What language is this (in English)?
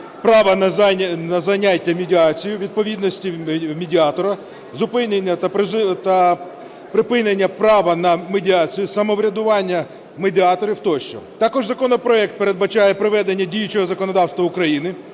Ukrainian